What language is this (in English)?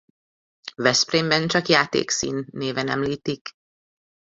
Hungarian